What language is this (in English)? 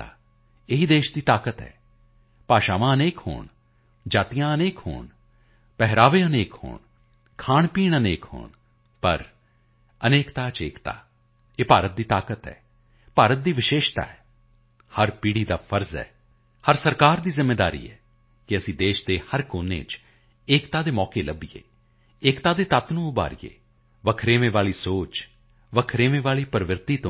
Punjabi